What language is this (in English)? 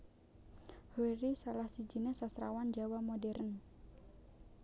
Javanese